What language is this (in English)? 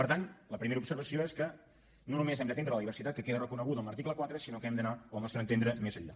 Catalan